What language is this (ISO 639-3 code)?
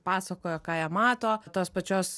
lit